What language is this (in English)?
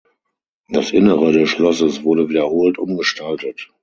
German